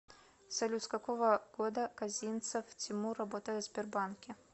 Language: Russian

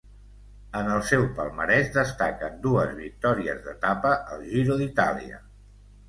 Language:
Catalan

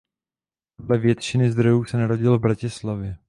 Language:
Czech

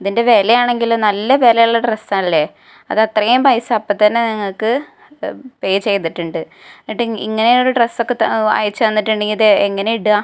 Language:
Malayalam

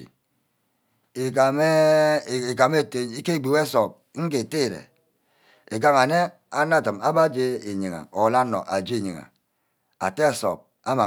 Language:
Ubaghara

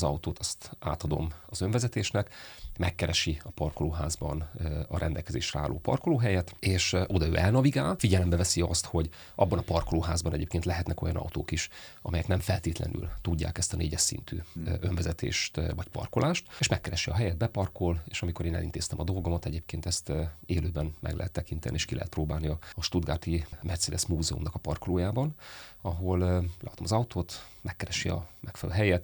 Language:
Hungarian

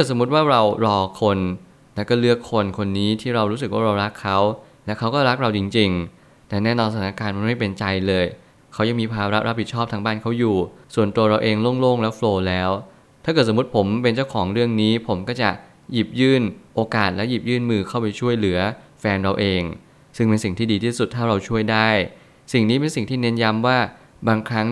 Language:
Thai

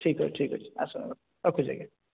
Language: Odia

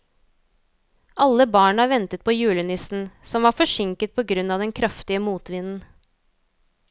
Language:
Norwegian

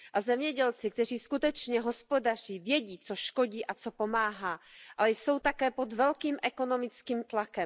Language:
Czech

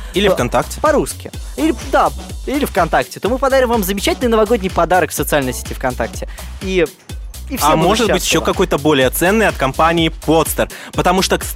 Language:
Russian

